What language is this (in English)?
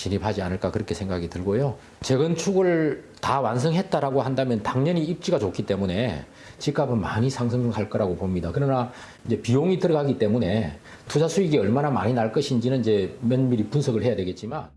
Korean